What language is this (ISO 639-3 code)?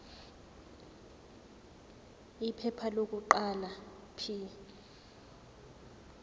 zul